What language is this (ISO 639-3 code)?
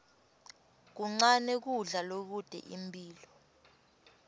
ssw